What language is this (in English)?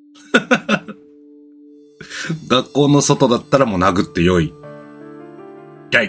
Japanese